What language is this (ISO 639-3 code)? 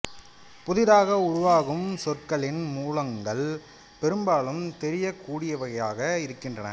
tam